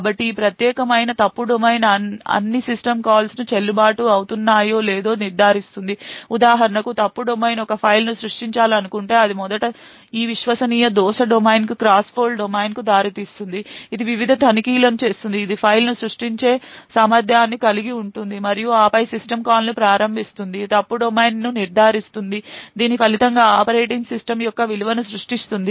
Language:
Telugu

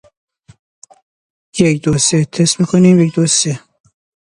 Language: Persian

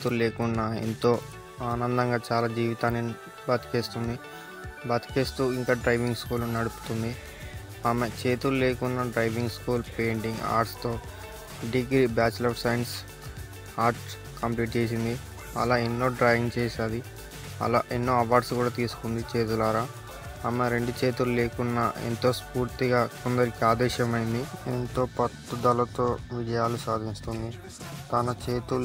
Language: Telugu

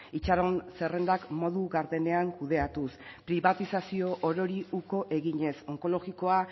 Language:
Basque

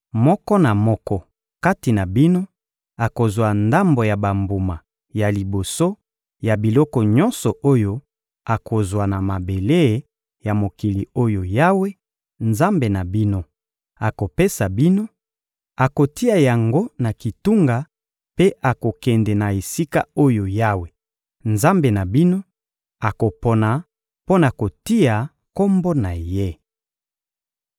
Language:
Lingala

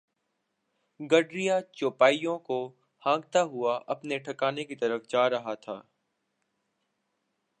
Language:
Urdu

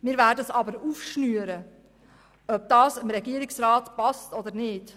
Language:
Swiss German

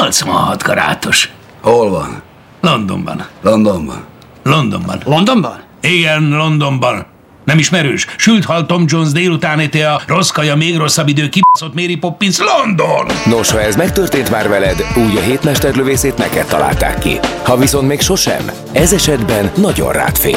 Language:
Hungarian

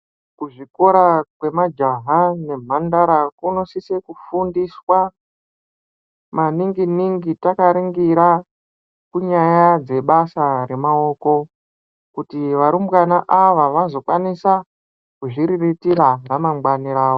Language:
Ndau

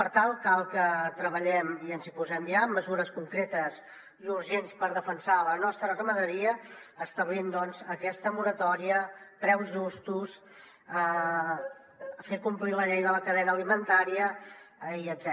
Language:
Catalan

